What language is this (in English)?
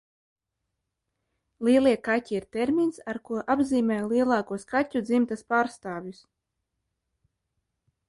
Latvian